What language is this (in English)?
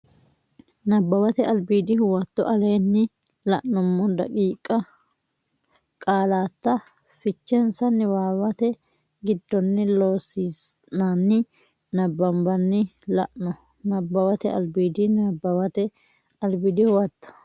Sidamo